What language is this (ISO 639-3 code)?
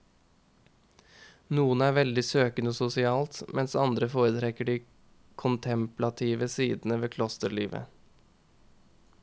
nor